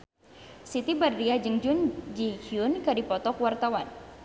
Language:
Sundanese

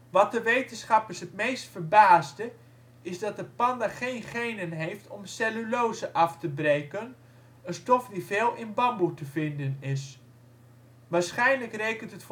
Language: Dutch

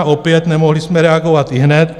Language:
Czech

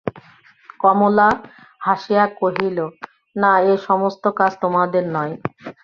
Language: Bangla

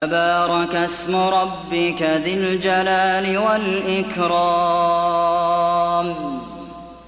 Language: Arabic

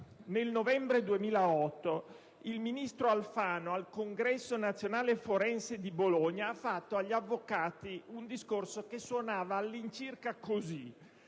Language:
Italian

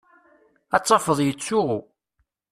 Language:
Kabyle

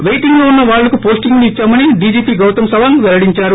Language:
Telugu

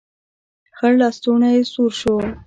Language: Pashto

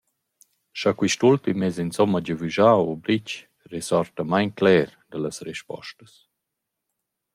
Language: Romansh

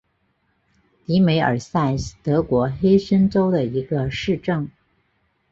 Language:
Chinese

